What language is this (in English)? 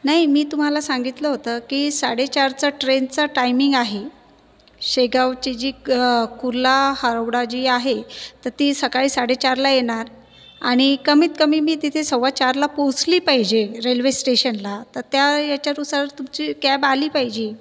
Marathi